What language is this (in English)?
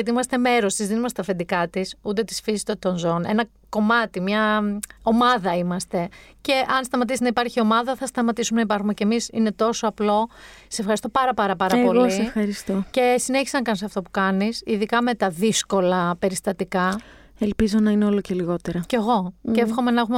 Greek